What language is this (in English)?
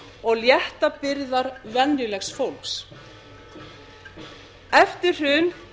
Icelandic